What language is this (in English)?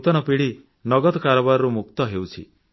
Odia